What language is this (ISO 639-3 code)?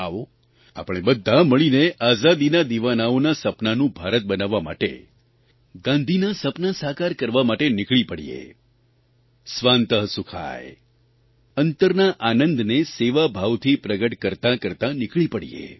guj